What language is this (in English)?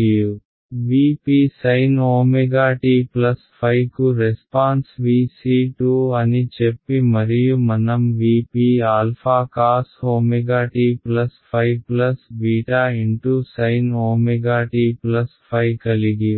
Telugu